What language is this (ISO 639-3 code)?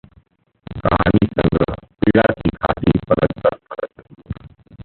hin